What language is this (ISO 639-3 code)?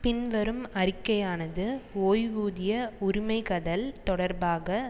tam